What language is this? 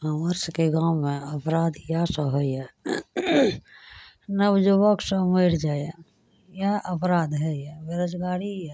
Maithili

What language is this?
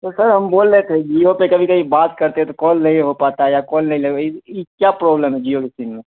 Urdu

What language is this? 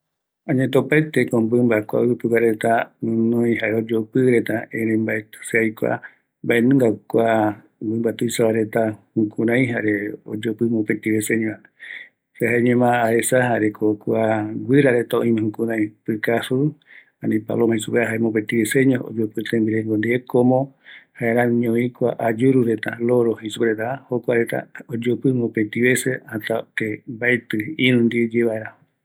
Eastern Bolivian Guaraní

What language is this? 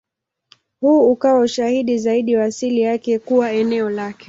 Swahili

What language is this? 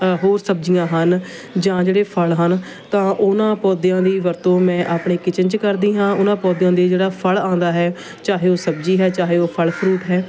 Punjabi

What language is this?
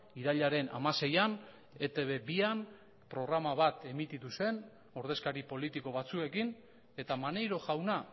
Basque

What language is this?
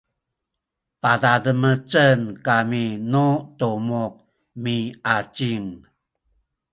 Sakizaya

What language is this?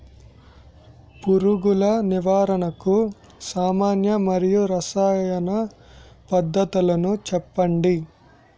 Telugu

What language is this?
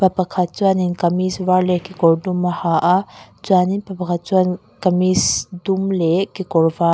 Mizo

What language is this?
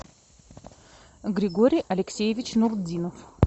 Russian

